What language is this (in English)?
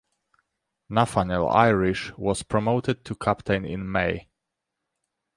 English